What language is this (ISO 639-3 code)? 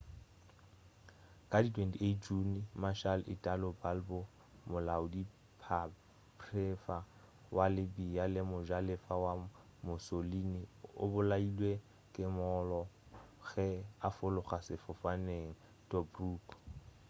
nso